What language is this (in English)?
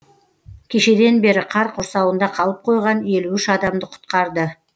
Kazakh